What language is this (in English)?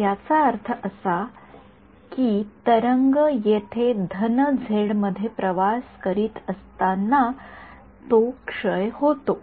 Marathi